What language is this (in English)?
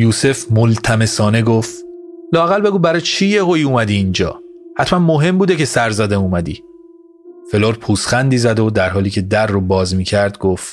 Persian